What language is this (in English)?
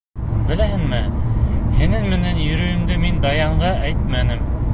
Bashkir